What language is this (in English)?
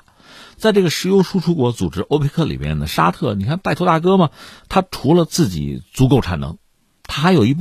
Chinese